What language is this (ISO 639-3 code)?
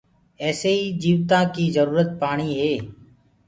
ggg